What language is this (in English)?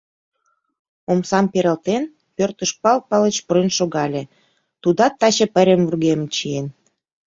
Mari